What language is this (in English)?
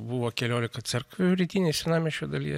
Lithuanian